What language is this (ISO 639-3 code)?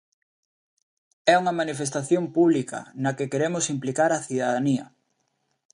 glg